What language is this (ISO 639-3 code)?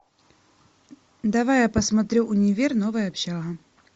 rus